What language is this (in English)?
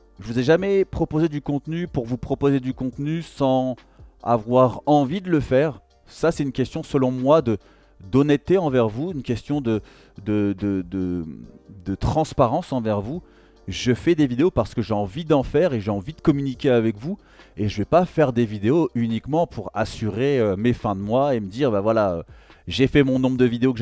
French